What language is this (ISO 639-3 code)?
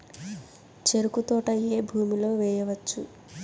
tel